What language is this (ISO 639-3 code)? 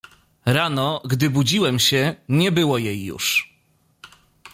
pol